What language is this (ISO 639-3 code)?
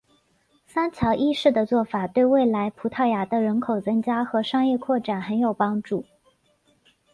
zho